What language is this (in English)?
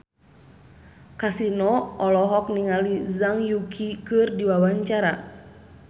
Sundanese